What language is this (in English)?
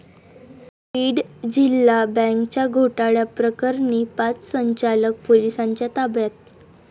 Marathi